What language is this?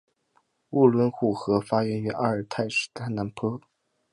Chinese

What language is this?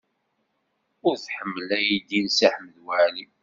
Kabyle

